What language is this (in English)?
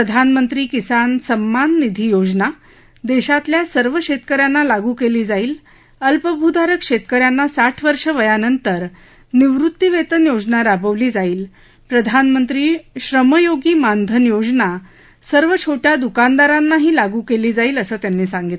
Marathi